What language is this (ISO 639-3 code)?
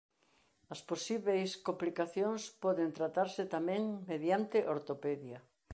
glg